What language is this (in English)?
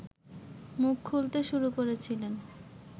Bangla